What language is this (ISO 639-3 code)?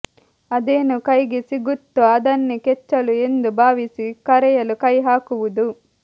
kan